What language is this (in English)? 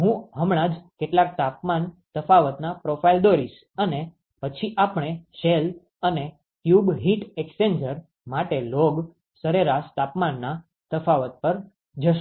Gujarati